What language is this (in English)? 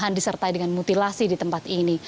Indonesian